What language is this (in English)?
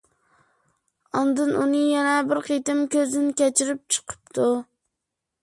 Uyghur